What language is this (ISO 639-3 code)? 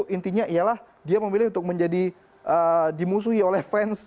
ind